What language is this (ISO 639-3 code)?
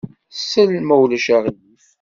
kab